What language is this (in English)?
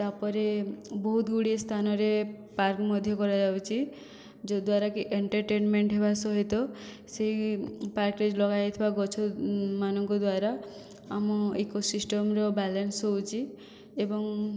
Odia